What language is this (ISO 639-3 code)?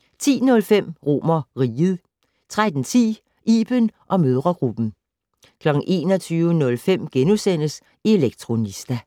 dan